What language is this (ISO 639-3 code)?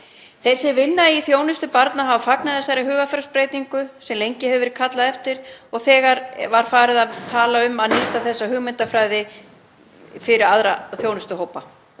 isl